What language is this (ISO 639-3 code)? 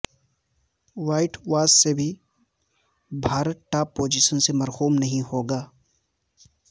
urd